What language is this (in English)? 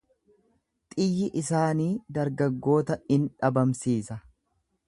Oromo